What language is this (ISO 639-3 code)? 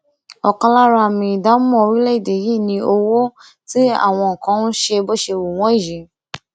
yor